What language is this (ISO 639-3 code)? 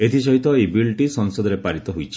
ori